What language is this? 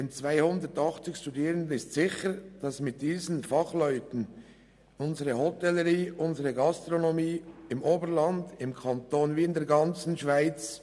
Swiss German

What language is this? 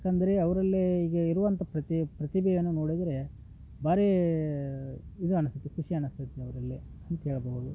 Kannada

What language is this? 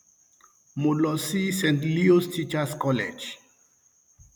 Yoruba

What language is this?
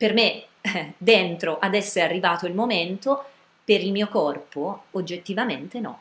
Italian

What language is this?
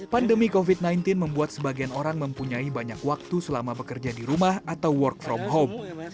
Indonesian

